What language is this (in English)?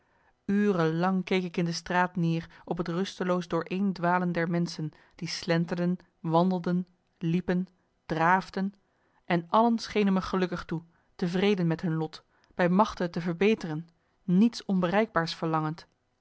Dutch